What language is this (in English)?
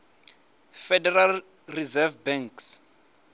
Venda